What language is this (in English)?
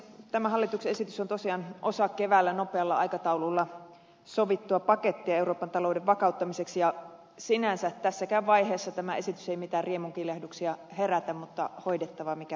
Finnish